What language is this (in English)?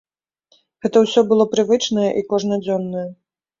Belarusian